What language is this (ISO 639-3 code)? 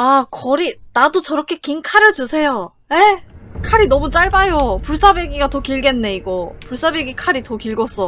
kor